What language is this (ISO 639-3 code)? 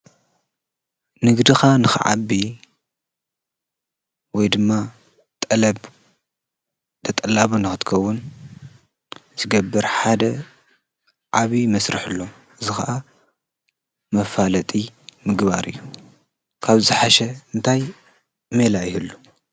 tir